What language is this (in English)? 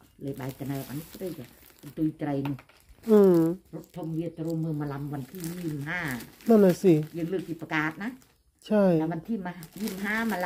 Thai